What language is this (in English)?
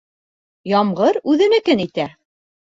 Bashkir